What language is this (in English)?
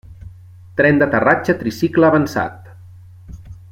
Catalan